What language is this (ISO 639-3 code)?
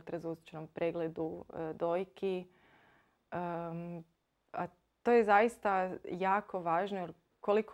hrv